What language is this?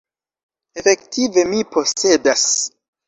Esperanto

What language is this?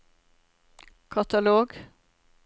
Norwegian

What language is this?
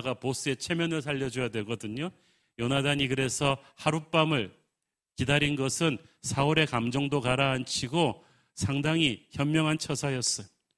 Korean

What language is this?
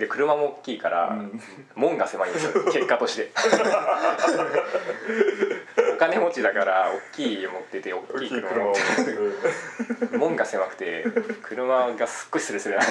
Japanese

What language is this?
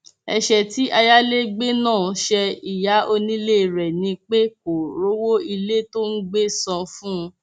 Yoruba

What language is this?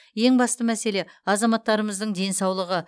Kazakh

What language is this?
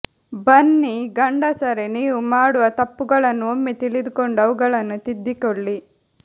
Kannada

